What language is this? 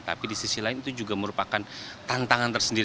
Indonesian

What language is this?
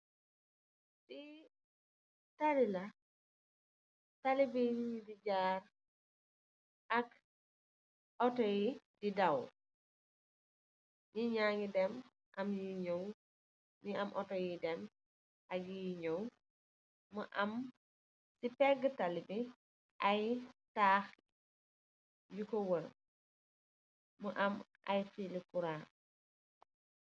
Wolof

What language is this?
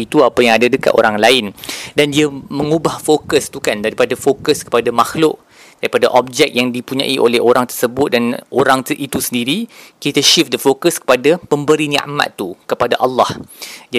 Malay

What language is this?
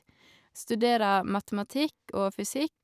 Norwegian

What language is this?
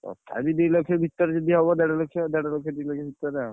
Odia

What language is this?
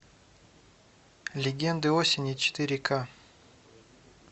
Russian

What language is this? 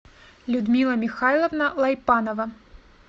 Russian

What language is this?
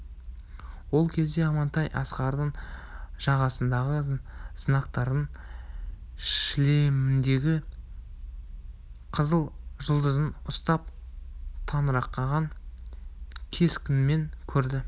Kazakh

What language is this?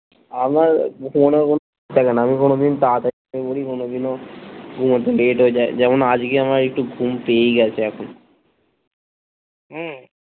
Bangla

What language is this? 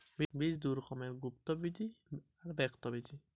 Bangla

